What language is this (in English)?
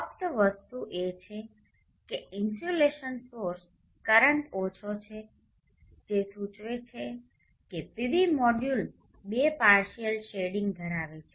Gujarati